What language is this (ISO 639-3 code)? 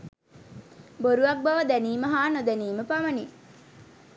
sin